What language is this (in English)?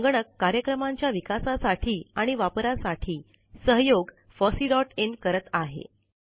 Marathi